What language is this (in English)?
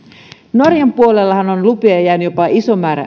Finnish